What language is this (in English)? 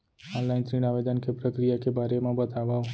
Chhattisgarhi